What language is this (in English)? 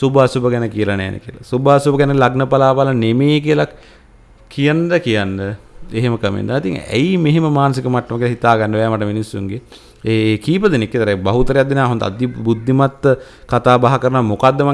Indonesian